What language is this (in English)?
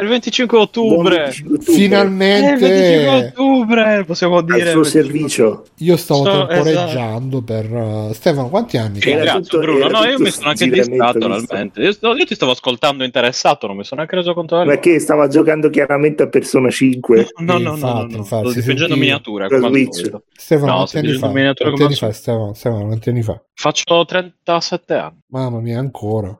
Italian